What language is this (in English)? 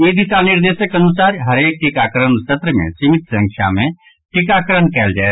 Maithili